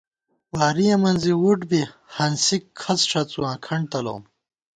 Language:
Gawar-Bati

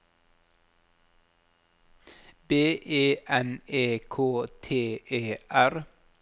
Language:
Norwegian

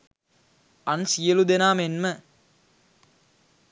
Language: Sinhala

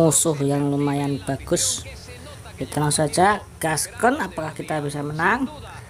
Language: Indonesian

